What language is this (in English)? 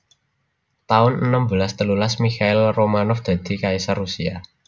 Javanese